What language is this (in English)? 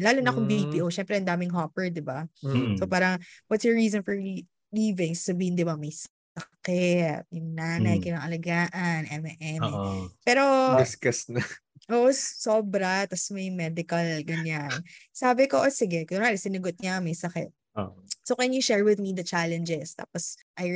Filipino